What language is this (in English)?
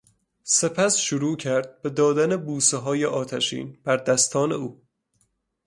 Persian